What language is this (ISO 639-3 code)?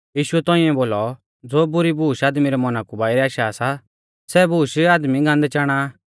bfz